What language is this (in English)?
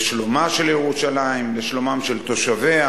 Hebrew